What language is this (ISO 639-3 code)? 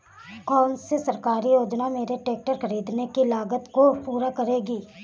hin